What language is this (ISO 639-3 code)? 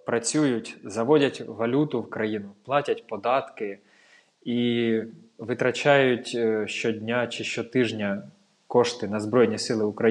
ukr